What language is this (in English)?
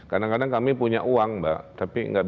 Indonesian